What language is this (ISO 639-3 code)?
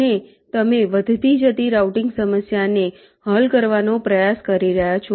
guj